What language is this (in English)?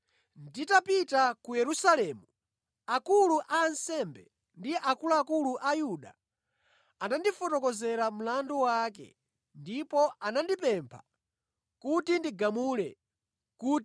Nyanja